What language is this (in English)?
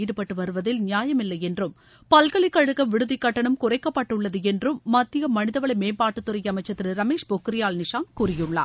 Tamil